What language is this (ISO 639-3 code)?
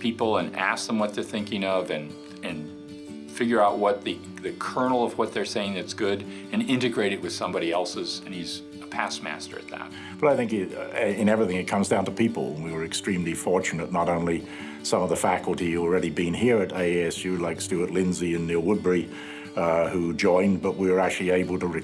eng